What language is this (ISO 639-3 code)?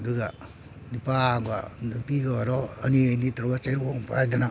mni